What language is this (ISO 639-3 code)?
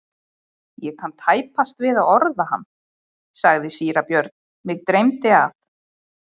isl